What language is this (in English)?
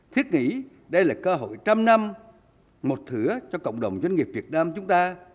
Vietnamese